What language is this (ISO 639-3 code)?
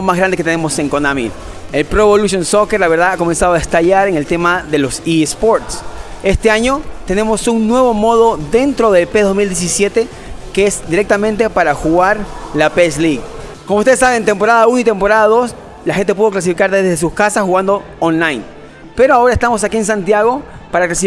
spa